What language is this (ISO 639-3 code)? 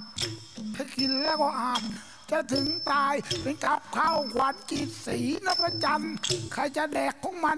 tha